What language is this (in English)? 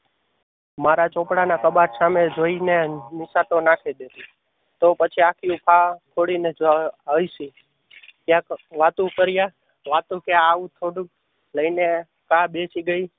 Gujarati